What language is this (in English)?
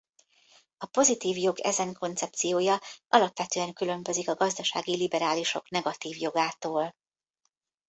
Hungarian